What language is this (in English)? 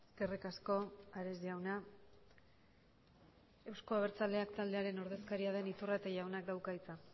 Basque